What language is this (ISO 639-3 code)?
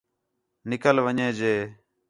xhe